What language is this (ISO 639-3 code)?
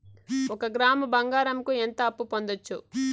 tel